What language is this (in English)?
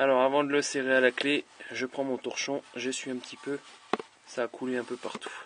French